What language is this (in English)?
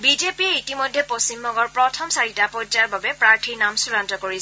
Assamese